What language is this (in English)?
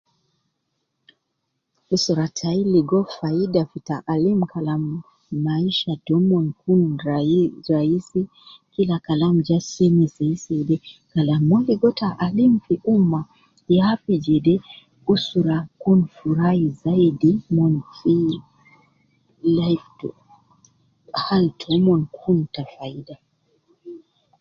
Nubi